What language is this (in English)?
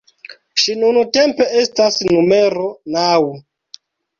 Esperanto